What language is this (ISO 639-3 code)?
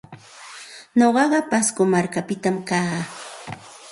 qxt